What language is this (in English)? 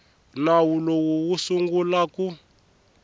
Tsonga